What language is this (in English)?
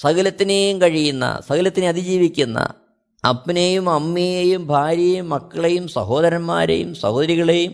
Malayalam